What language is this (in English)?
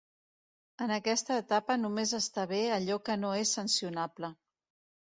Catalan